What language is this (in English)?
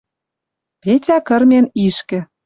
Western Mari